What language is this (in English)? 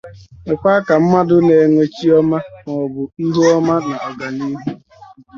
Igbo